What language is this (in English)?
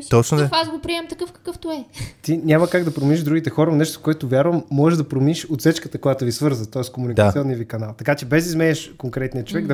Bulgarian